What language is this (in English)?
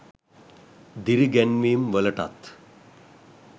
Sinhala